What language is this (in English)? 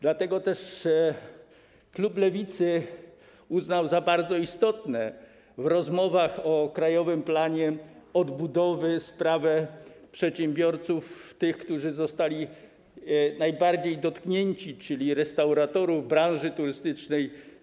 Polish